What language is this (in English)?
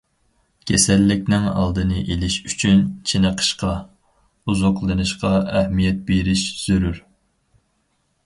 Uyghur